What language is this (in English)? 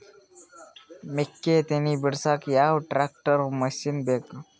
Kannada